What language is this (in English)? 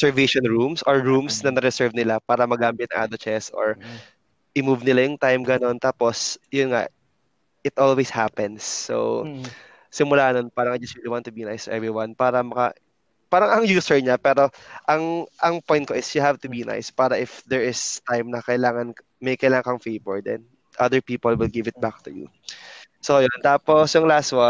Filipino